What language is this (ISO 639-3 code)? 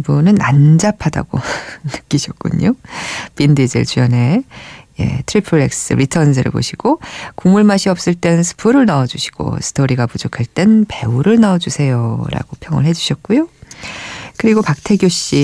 kor